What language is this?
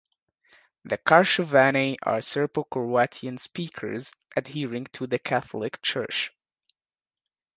English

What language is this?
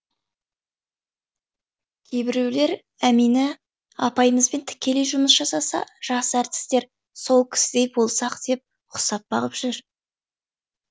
Kazakh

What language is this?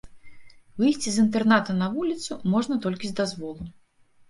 Belarusian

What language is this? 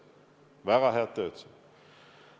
Estonian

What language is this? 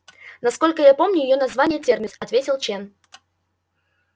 Russian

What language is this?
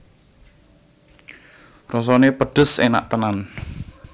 Javanese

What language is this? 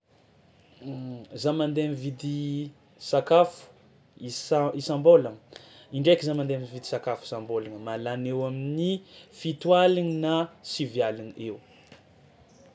Tsimihety Malagasy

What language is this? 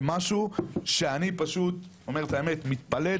Hebrew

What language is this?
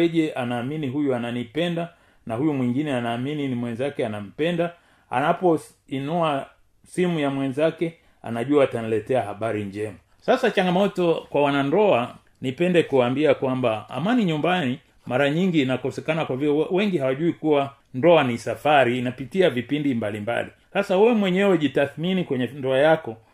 Swahili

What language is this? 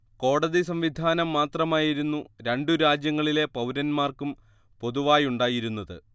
Malayalam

